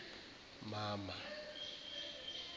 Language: Zulu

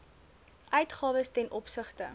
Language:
Afrikaans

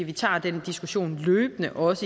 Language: Danish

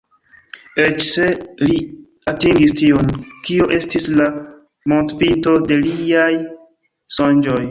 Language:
Esperanto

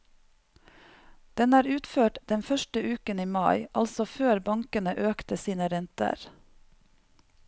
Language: Norwegian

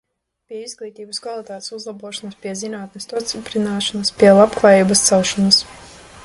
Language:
Latvian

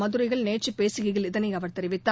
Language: Tamil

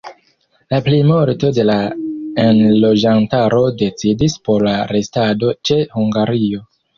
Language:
Esperanto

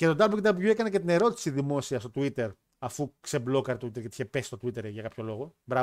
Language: Greek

